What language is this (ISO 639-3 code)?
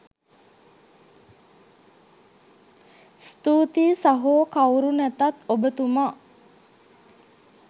sin